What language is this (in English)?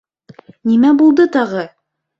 Bashkir